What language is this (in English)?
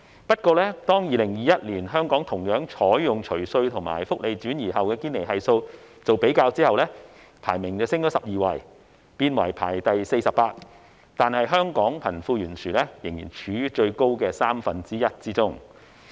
Cantonese